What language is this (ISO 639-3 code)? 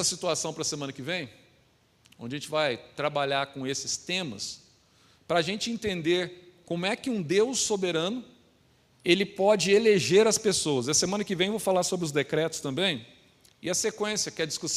por